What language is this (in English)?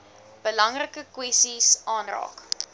Afrikaans